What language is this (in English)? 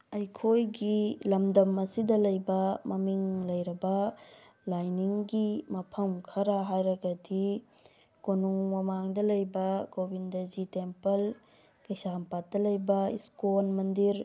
Manipuri